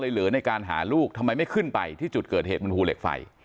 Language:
Thai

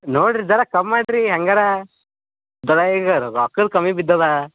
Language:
Kannada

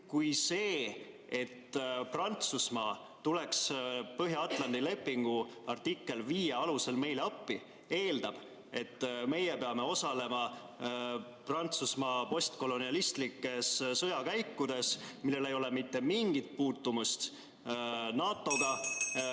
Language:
Estonian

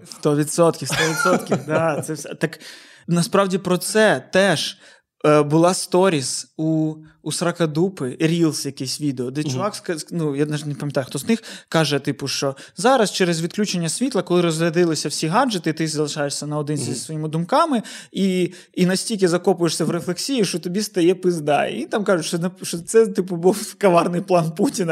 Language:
Ukrainian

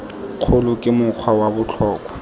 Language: Tswana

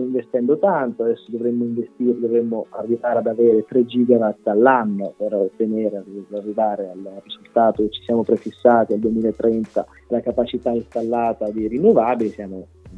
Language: Italian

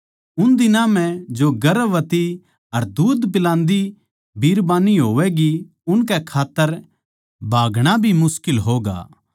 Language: Haryanvi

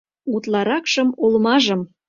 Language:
Mari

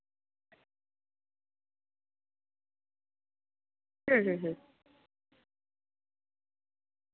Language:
Santali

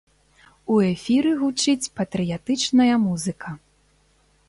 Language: Belarusian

